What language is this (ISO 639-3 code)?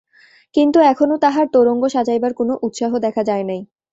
ben